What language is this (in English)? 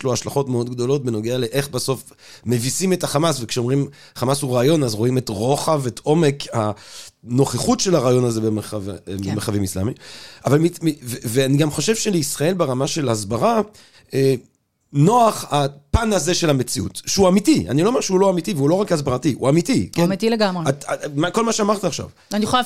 Hebrew